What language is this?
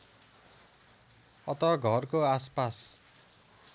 Nepali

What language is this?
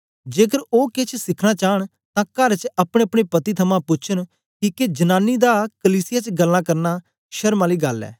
Dogri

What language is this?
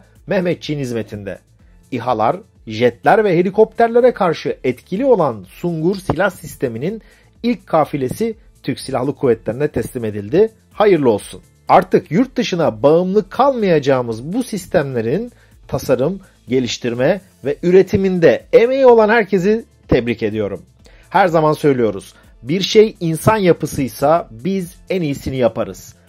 Turkish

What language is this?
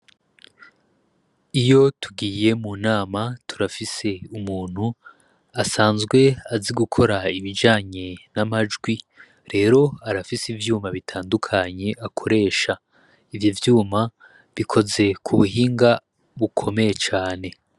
Rundi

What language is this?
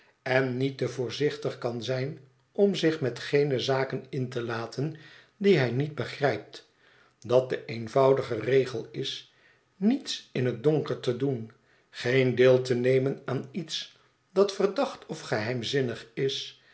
Dutch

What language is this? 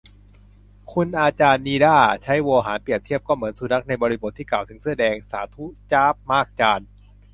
Thai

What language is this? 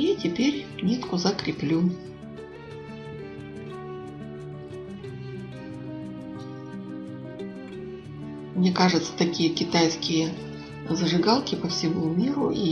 Russian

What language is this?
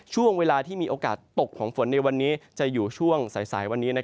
Thai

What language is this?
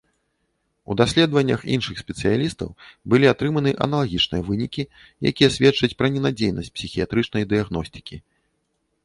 Belarusian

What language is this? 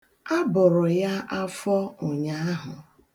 Igbo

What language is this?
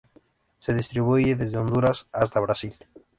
Spanish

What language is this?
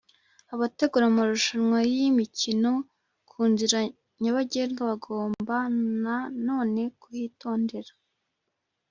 Kinyarwanda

